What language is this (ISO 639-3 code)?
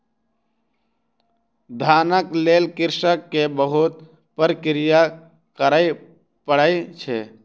mai